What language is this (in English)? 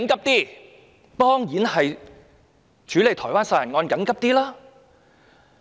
Cantonese